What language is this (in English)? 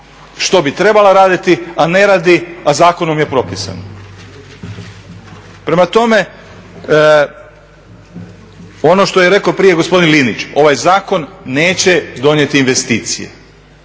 Croatian